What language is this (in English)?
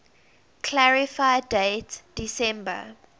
English